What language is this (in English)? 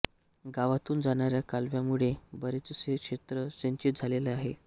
Marathi